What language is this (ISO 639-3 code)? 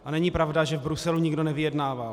ces